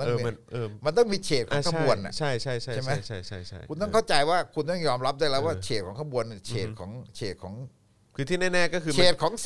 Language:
Thai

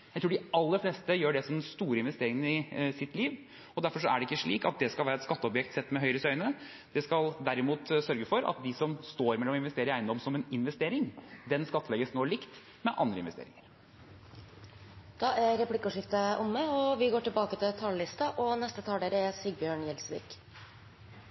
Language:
Norwegian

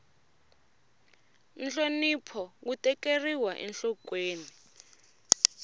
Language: Tsonga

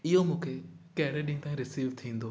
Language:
Sindhi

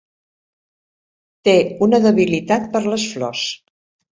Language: Catalan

